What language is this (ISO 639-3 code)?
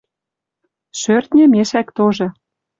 mrj